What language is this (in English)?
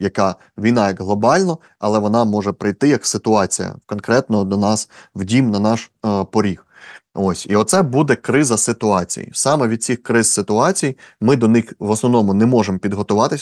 Ukrainian